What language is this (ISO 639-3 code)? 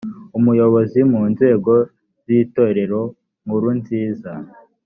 kin